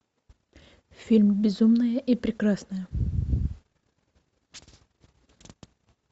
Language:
Russian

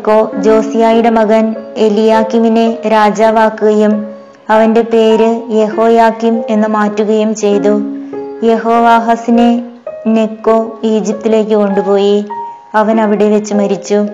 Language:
Malayalam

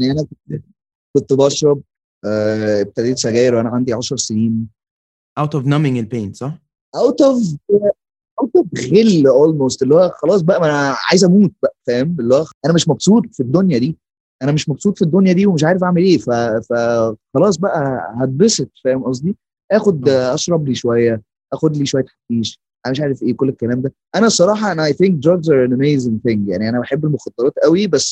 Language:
Arabic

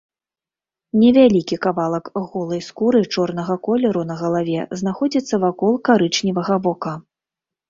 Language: Belarusian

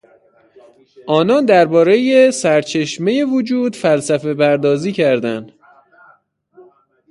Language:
Persian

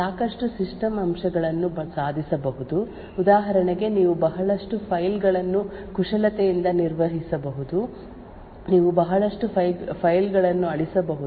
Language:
Kannada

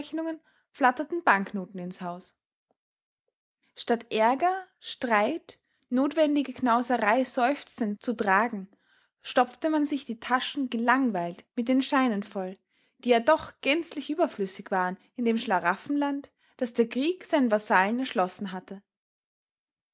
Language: German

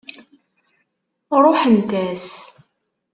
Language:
Kabyle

